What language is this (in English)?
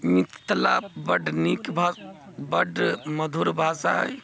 Maithili